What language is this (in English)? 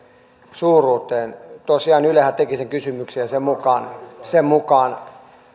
Finnish